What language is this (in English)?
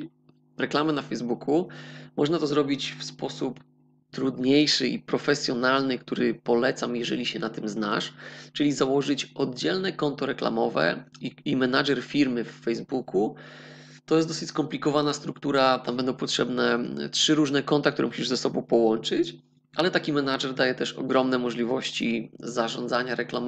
Polish